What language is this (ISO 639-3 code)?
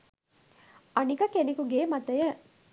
sin